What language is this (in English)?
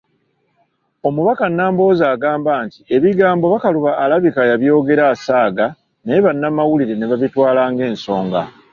Ganda